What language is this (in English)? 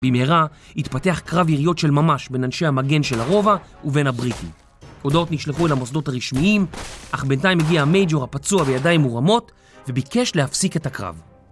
Hebrew